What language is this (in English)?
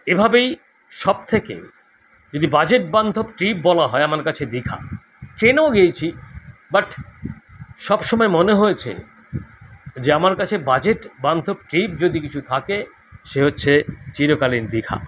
Bangla